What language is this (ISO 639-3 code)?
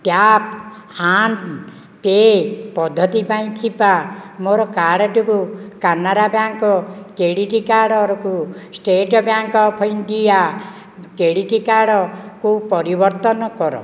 ori